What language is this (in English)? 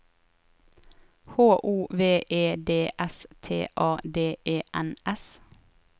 Norwegian